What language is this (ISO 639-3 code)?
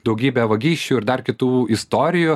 lit